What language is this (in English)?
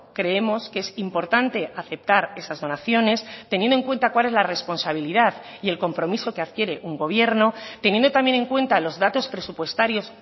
Spanish